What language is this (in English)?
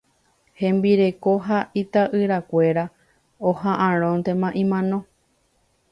Guarani